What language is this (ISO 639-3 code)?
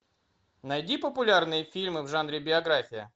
rus